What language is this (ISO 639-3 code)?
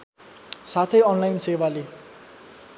nep